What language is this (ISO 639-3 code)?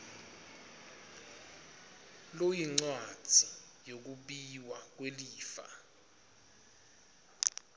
ssw